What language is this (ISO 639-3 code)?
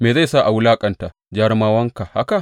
hau